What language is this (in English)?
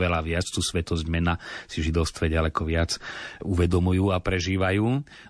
Slovak